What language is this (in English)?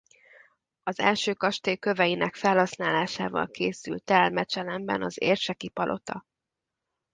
Hungarian